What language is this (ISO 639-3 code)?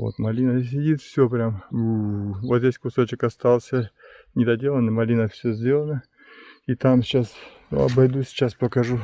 rus